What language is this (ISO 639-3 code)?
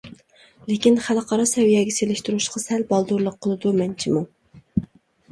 uig